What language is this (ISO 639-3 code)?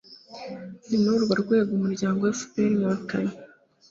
kin